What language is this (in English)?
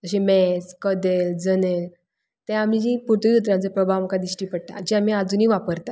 Konkani